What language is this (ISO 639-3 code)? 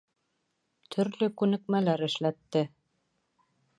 bak